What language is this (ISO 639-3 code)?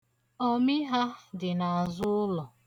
ibo